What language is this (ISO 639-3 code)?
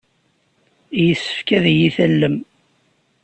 kab